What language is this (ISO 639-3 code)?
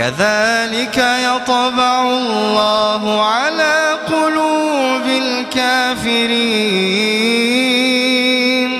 ara